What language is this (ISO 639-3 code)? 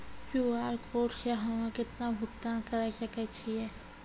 mai